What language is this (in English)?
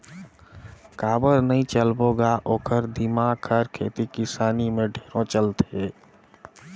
Chhattisgarhi